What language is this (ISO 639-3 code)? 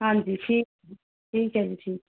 pan